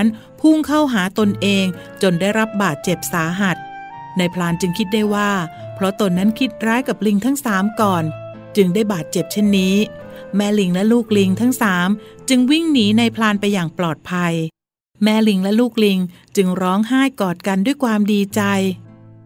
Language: Thai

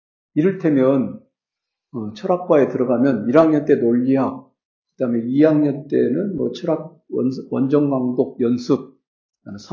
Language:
Korean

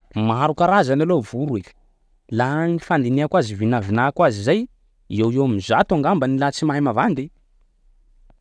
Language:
Sakalava Malagasy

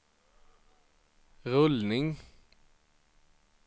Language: Swedish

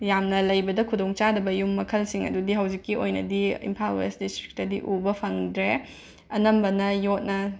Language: Manipuri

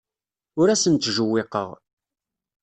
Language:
Kabyle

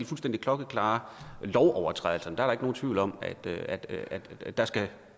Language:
Danish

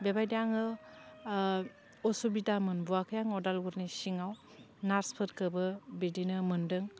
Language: Bodo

